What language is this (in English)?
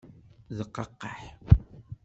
Kabyle